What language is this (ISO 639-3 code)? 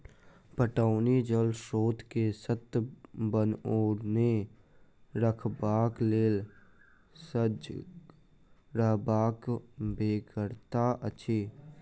mai